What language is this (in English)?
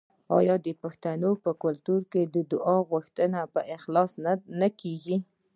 Pashto